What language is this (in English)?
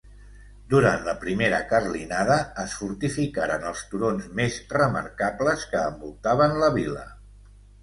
Catalan